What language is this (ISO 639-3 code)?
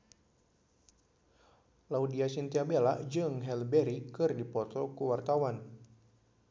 sun